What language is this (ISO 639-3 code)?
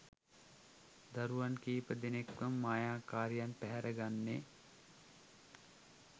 sin